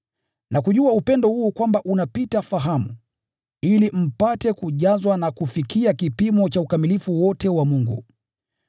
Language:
Swahili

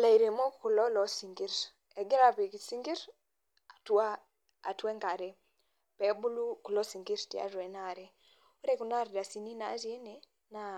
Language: Masai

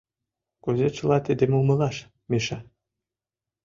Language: Mari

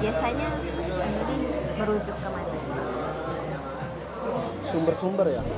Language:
Indonesian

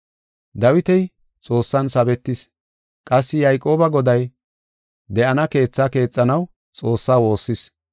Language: Gofa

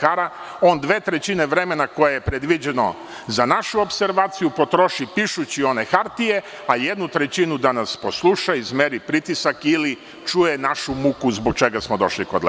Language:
Serbian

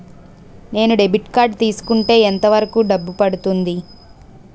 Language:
Telugu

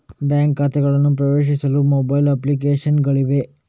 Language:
Kannada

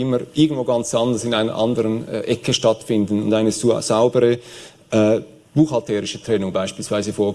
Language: German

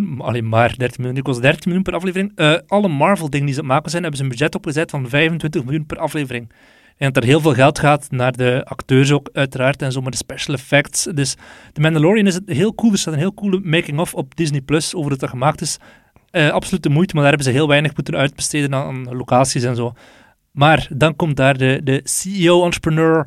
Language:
Dutch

